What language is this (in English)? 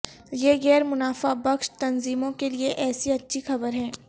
Urdu